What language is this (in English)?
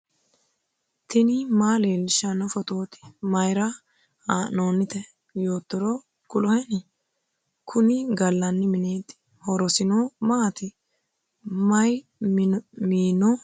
Sidamo